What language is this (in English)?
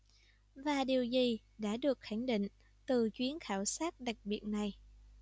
Vietnamese